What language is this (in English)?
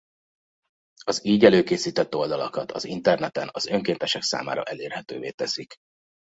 Hungarian